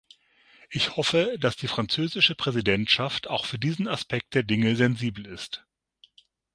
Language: German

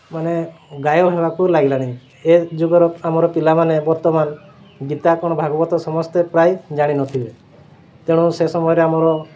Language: Odia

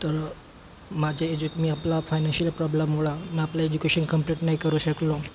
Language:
Marathi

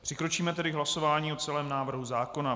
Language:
Czech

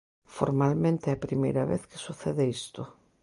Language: Galician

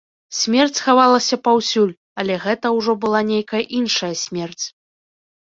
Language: Belarusian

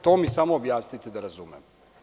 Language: Serbian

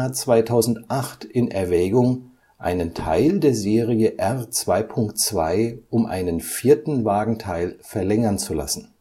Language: German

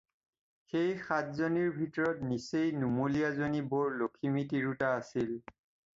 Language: Assamese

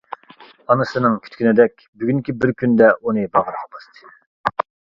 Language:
Uyghur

